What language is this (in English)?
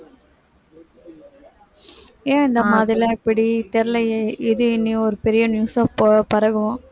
Tamil